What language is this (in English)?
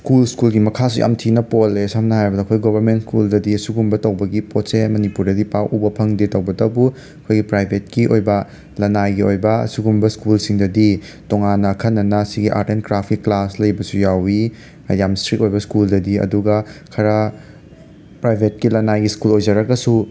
Manipuri